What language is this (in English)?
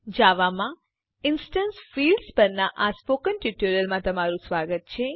Gujarati